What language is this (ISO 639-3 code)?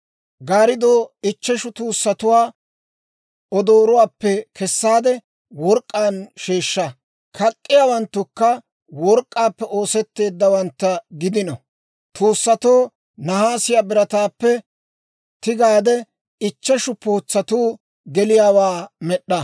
dwr